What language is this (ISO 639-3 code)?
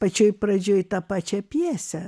lit